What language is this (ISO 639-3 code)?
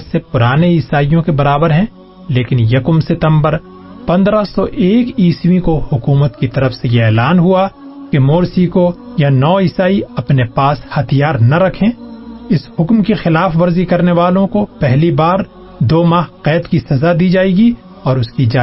urd